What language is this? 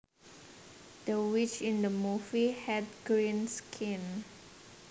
Javanese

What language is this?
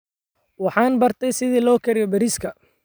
Somali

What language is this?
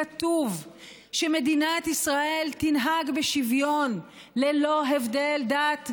Hebrew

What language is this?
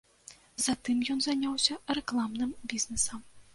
Belarusian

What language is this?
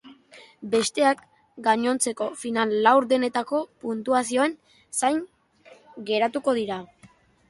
Basque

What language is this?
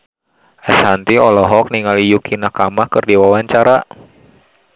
Sundanese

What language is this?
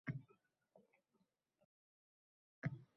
Uzbek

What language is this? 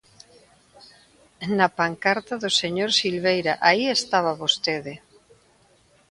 Galician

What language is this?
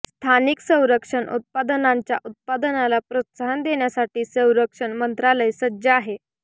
Marathi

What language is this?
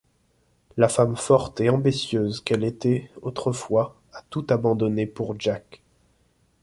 French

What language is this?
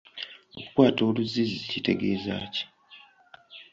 Ganda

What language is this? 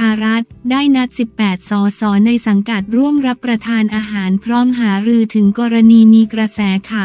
Thai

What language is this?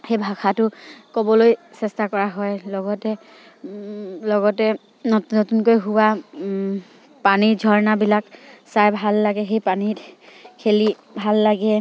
Assamese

